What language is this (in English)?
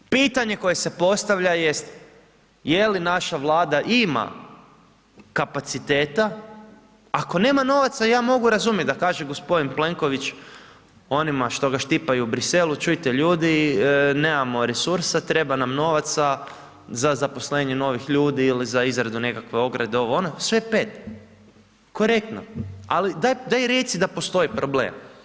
Croatian